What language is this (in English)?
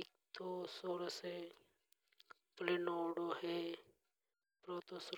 Hadothi